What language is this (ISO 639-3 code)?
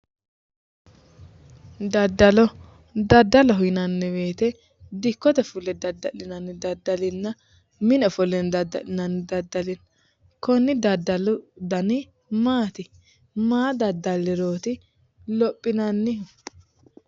sid